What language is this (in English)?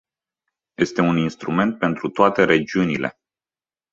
Romanian